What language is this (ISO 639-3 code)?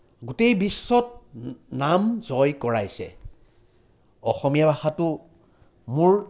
asm